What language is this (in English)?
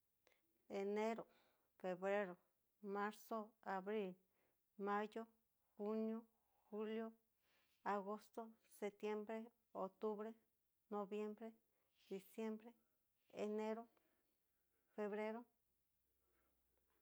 Cacaloxtepec Mixtec